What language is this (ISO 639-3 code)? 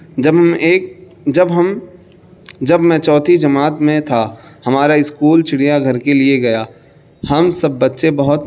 urd